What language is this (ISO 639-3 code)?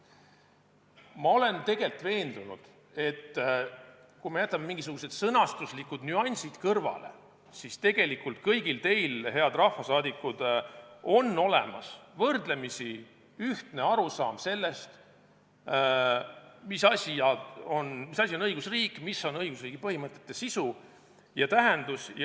est